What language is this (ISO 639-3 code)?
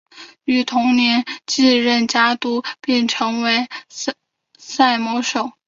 zho